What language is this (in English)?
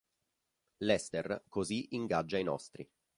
Italian